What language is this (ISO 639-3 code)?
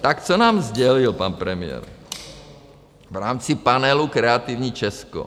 ces